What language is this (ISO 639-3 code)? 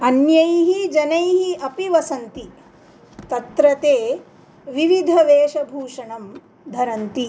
san